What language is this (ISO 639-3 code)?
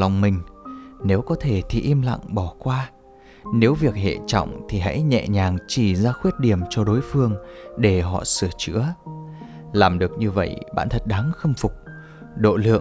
vie